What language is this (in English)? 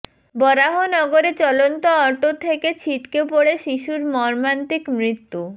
Bangla